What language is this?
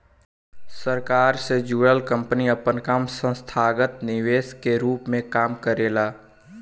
Bhojpuri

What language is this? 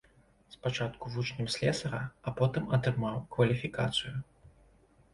Belarusian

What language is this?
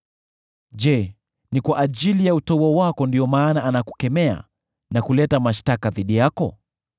Swahili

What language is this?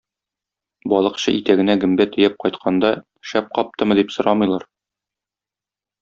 Tatar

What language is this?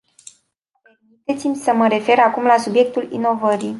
Romanian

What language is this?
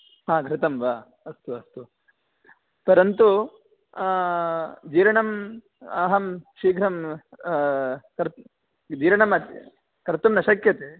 Sanskrit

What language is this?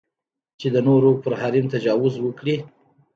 Pashto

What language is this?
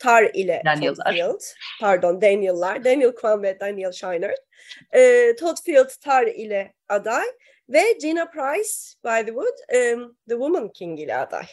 Turkish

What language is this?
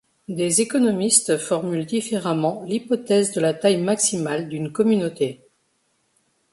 French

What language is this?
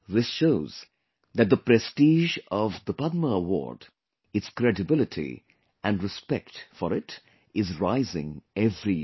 English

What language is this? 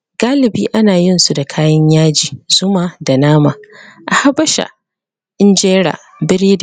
Hausa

